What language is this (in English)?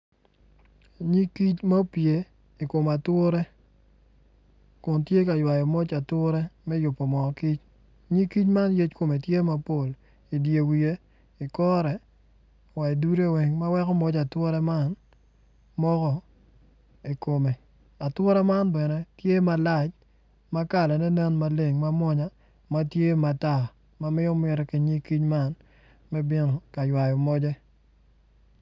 Acoli